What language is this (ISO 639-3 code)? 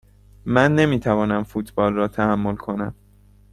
fas